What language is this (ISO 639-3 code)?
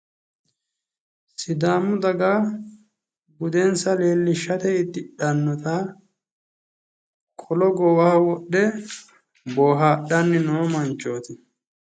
sid